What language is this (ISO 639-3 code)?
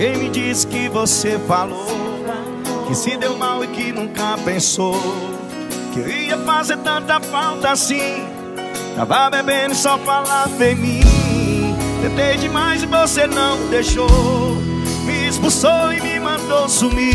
por